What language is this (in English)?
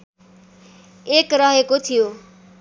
Nepali